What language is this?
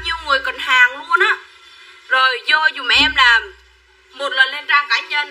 Vietnamese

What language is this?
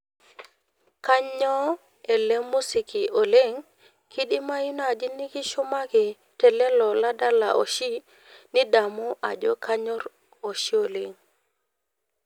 Masai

